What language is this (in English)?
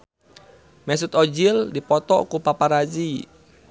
Sundanese